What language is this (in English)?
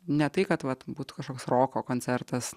Lithuanian